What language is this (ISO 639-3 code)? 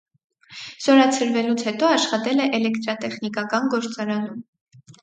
hye